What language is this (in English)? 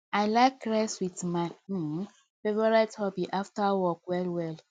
Nigerian Pidgin